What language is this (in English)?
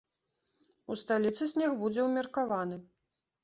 Belarusian